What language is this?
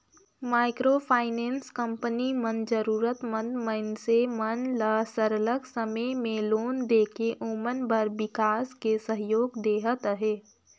Chhattisgarhi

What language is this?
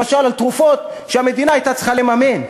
Hebrew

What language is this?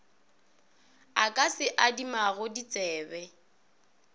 Northern Sotho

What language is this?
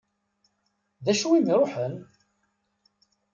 Kabyle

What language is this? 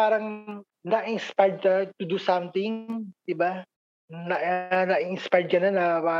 Filipino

